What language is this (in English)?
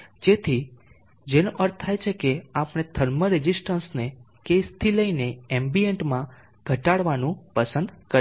Gujarati